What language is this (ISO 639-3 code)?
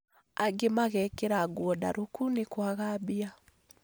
kik